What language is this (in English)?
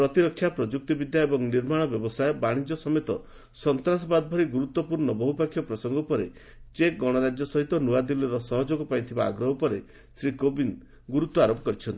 Odia